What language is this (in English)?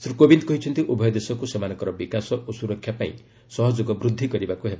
Odia